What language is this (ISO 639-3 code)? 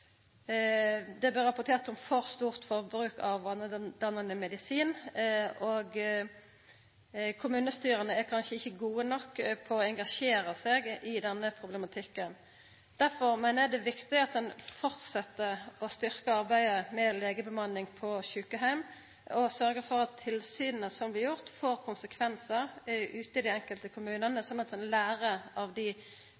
nno